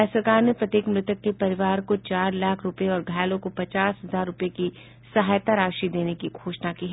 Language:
Hindi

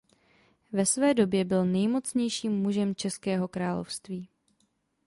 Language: Czech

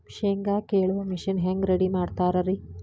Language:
Kannada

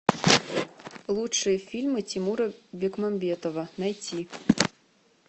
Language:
Russian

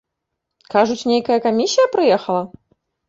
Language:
Belarusian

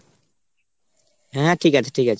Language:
Bangla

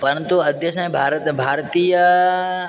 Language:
Sanskrit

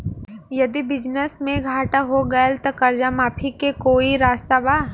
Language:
Bhojpuri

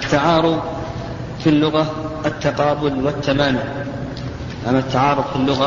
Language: Arabic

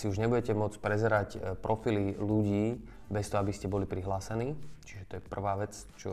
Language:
Slovak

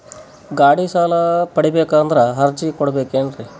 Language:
Kannada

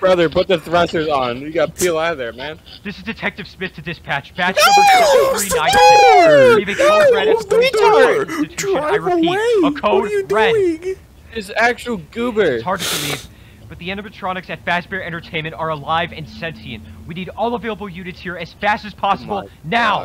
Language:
English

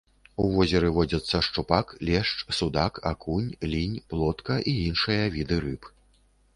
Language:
Belarusian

